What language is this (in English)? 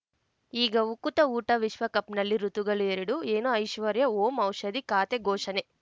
Kannada